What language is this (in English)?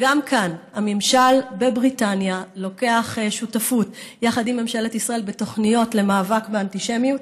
Hebrew